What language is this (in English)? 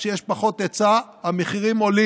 Hebrew